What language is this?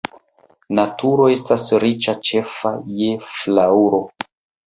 Esperanto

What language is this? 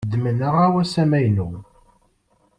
Kabyle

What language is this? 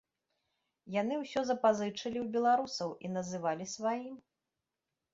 Belarusian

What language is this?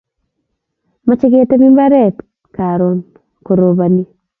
Kalenjin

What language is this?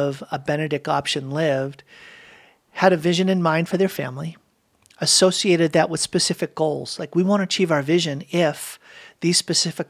English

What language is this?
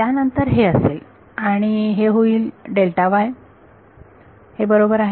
Marathi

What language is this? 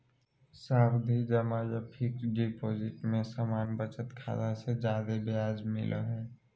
Magahi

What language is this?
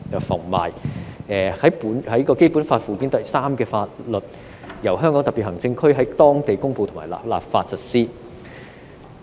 Cantonese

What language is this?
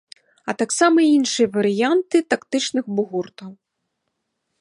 Belarusian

